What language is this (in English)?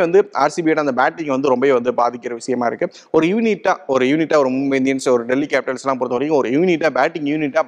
Tamil